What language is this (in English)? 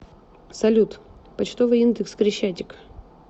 Russian